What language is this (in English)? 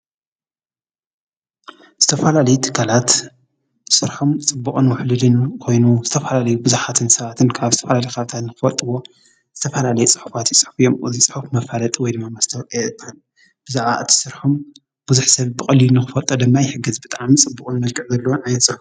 Tigrinya